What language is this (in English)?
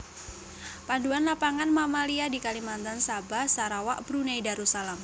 Javanese